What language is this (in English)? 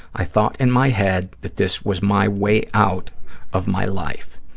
English